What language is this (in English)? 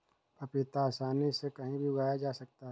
Hindi